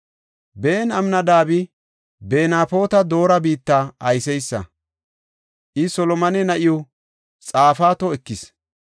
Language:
Gofa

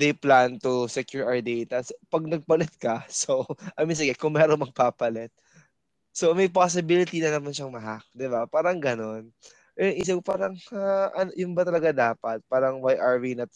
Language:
Filipino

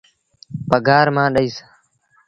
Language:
Sindhi Bhil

